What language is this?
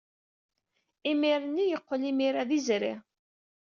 Kabyle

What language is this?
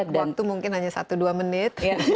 Indonesian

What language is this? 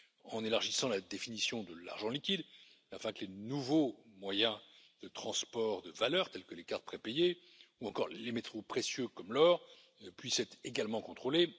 French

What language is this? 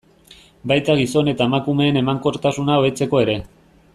Basque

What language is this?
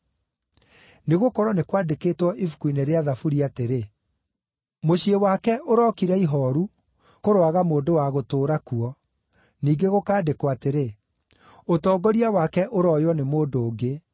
Kikuyu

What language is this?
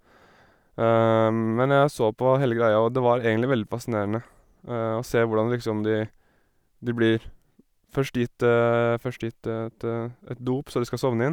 Norwegian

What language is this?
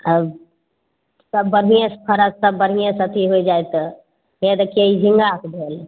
Maithili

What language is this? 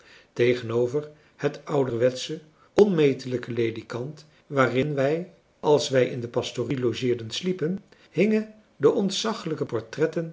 Dutch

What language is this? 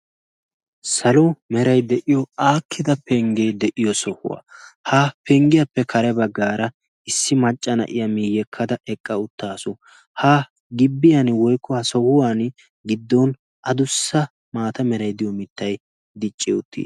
Wolaytta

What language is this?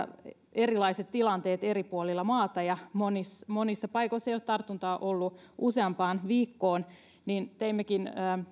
Finnish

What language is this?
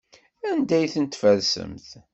Kabyle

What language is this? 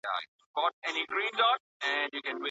Pashto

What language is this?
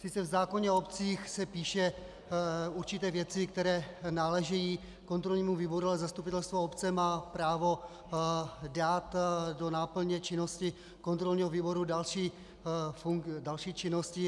Czech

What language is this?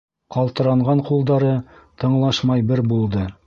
Bashkir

